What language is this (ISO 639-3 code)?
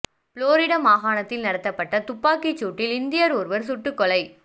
tam